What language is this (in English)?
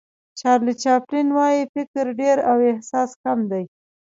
Pashto